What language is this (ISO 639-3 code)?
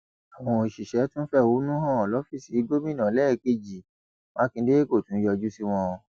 yor